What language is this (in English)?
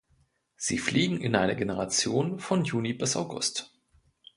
German